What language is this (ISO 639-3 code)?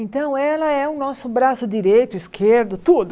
por